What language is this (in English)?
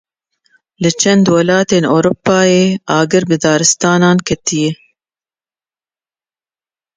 Kurdish